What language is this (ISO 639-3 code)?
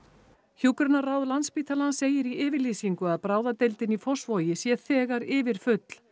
isl